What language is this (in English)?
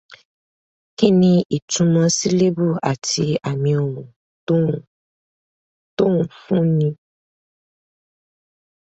Yoruba